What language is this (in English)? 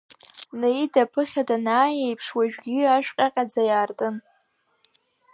Abkhazian